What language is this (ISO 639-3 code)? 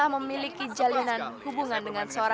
ind